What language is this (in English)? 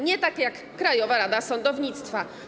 Polish